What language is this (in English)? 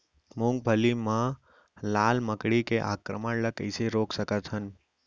Chhattisgarhi